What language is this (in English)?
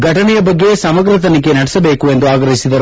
Kannada